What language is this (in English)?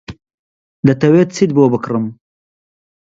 Central Kurdish